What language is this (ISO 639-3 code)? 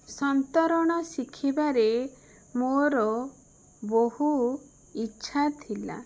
ori